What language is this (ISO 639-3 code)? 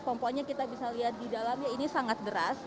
ind